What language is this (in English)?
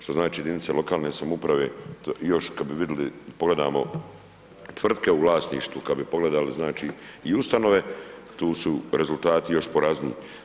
Croatian